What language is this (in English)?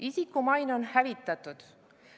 Estonian